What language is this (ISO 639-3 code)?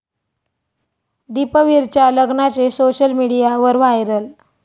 mar